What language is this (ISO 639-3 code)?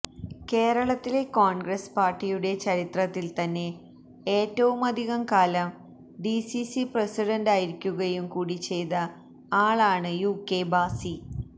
mal